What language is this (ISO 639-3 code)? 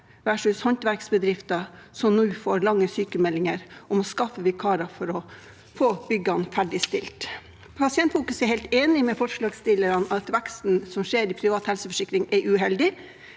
nor